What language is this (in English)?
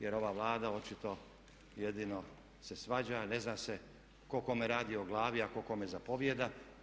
Croatian